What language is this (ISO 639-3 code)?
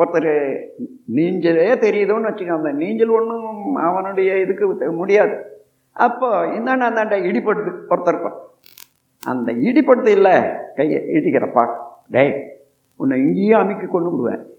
tam